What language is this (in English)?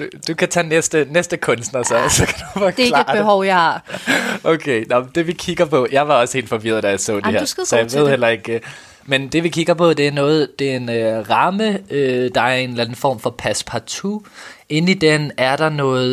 Danish